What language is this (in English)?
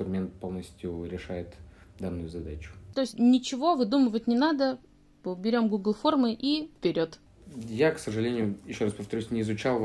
Russian